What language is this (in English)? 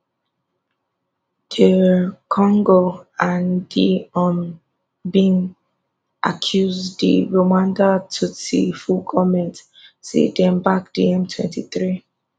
Nigerian Pidgin